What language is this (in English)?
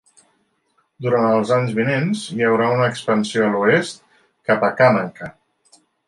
Catalan